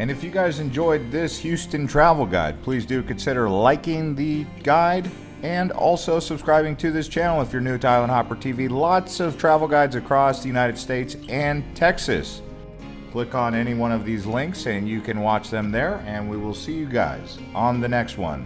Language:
English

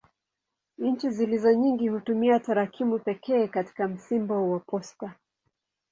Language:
Swahili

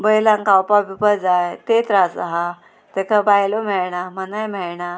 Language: Konkani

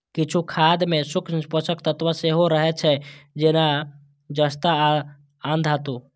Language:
Maithili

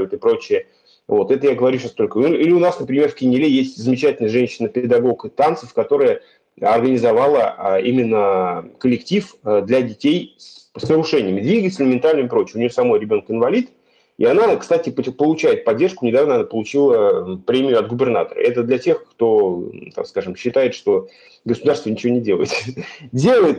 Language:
Russian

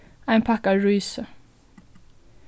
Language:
Faroese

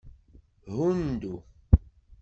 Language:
Kabyle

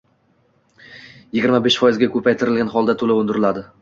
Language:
Uzbek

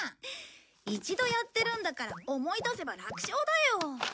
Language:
Japanese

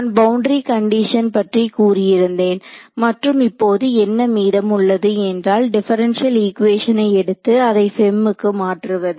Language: Tamil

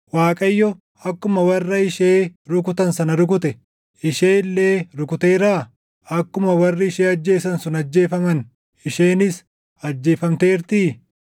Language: Oromo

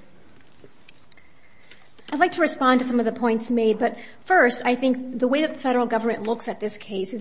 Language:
English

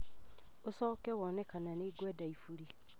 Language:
Kikuyu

